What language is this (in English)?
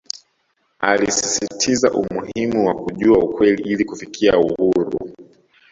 Swahili